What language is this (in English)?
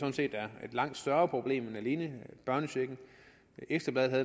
Danish